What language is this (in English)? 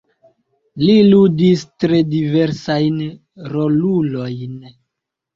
Esperanto